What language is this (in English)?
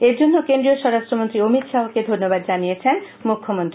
Bangla